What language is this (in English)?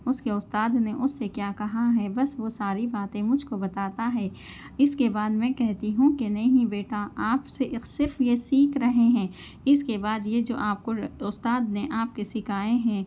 Urdu